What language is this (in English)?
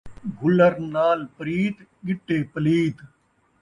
Saraiki